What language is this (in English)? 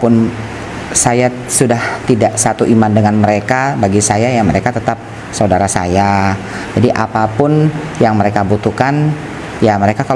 Indonesian